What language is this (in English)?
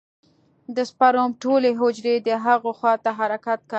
Pashto